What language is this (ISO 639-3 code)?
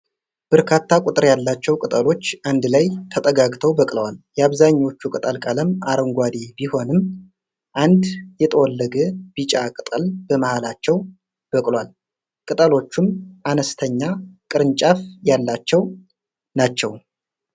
amh